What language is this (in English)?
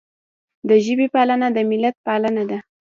Pashto